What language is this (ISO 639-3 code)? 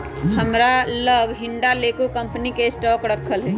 mag